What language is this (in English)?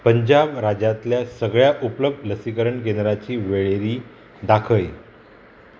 Konkani